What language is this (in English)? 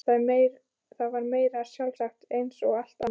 Icelandic